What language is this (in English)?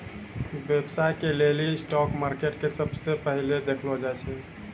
Maithili